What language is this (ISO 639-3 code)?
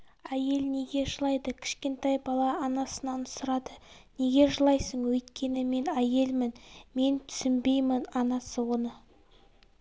kaz